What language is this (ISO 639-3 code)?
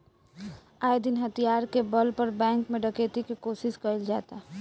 bho